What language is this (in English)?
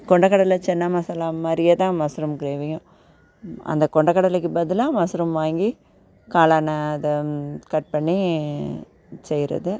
Tamil